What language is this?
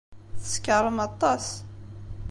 Kabyle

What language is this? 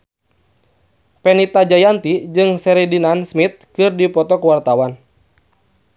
Sundanese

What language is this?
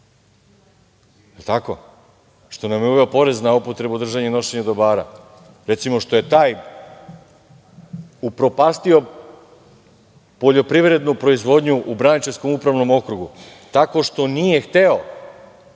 Serbian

